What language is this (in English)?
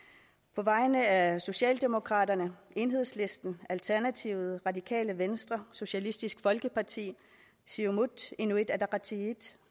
Danish